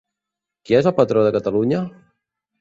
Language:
Catalan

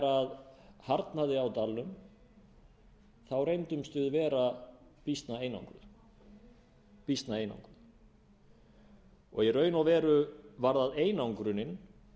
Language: Icelandic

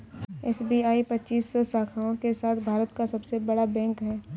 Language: Hindi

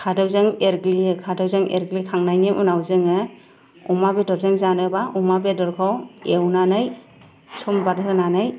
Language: Bodo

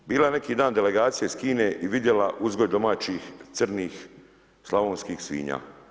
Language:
Croatian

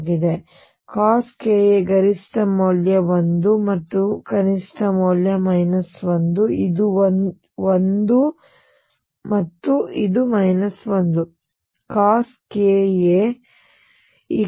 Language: Kannada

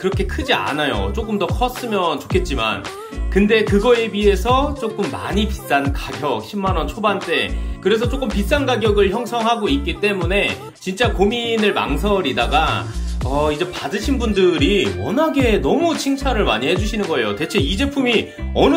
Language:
Korean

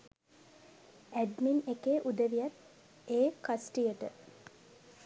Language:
Sinhala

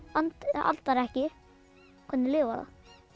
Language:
Icelandic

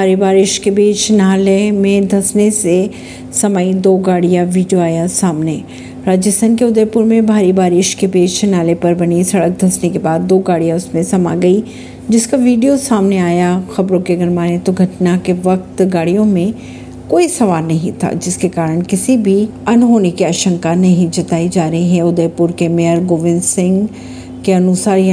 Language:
Hindi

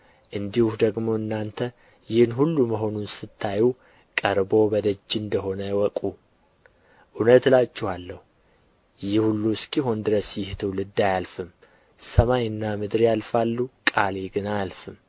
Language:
Amharic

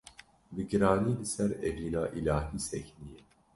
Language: Kurdish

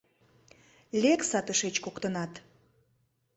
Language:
Mari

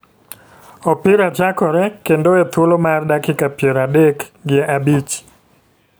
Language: Luo (Kenya and Tanzania)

